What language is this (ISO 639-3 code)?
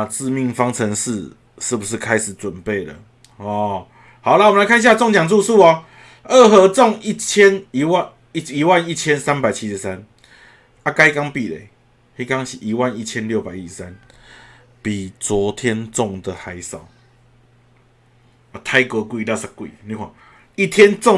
zho